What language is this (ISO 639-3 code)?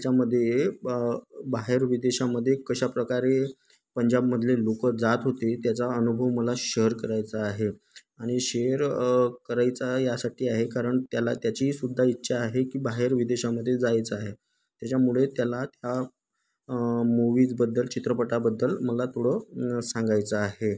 mar